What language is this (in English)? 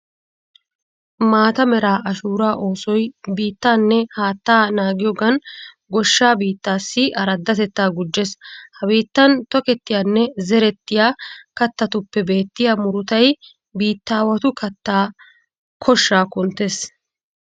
Wolaytta